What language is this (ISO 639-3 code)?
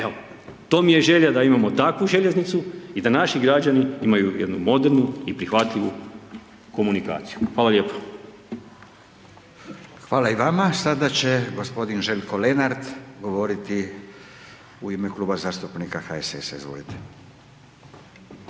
hrv